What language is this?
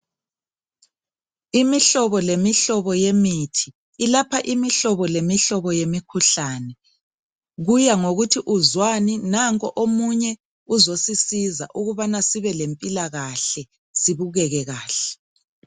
North Ndebele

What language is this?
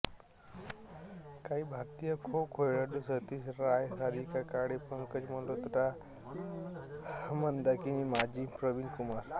Marathi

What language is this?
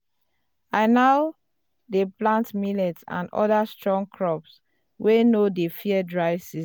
Nigerian Pidgin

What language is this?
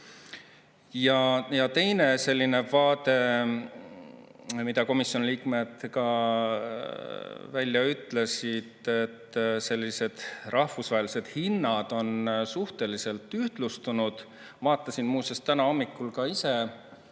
Estonian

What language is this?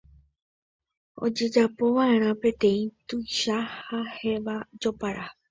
Guarani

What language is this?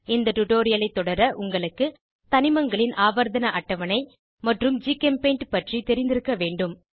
Tamil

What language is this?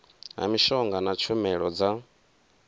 Venda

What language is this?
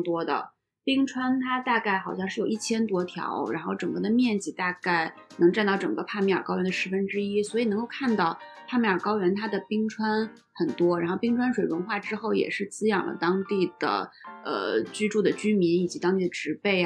Chinese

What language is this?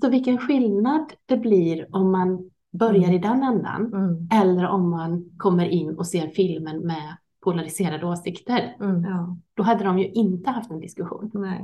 Swedish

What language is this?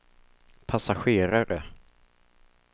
Swedish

